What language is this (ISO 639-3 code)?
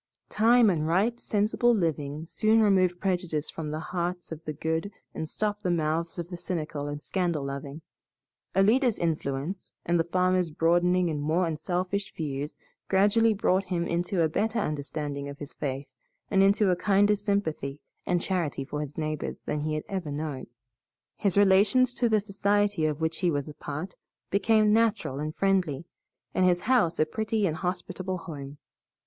eng